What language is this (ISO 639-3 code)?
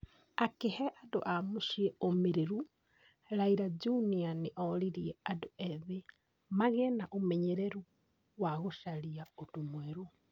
kik